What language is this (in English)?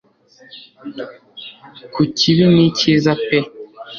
Kinyarwanda